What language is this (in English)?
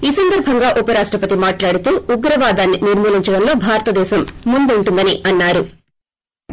Telugu